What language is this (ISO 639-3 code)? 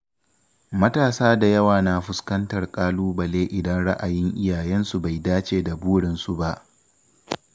hau